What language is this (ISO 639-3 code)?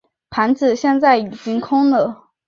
zho